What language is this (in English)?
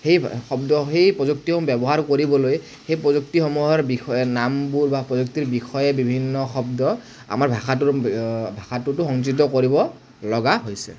Assamese